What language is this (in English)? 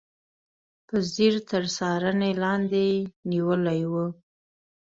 Pashto